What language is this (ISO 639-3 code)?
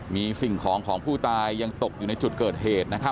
tha